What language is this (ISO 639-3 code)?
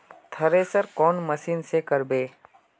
mag